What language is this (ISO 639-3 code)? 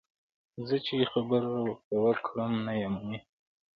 pus